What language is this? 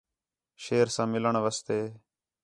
Khetrani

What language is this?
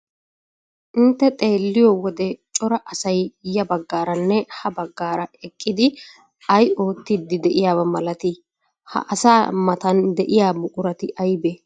Wolaytta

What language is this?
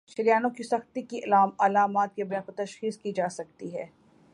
Urdu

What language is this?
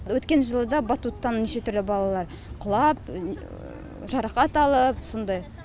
Kazakh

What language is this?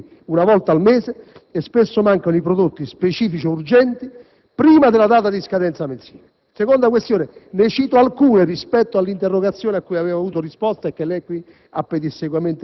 Italian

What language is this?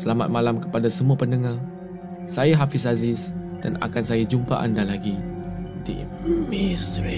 Malay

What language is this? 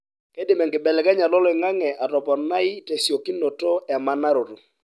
Masai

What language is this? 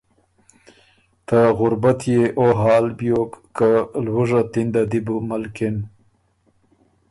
Ormuri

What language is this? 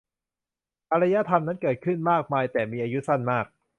Thai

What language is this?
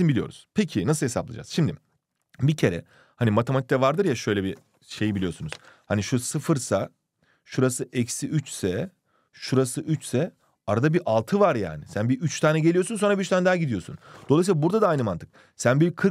Turkish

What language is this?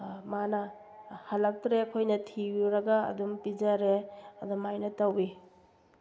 Manipuri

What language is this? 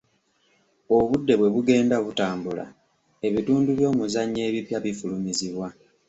Ganda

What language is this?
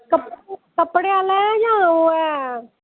Dogri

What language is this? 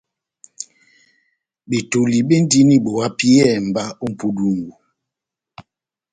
Batanga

